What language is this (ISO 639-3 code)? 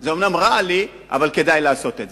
heb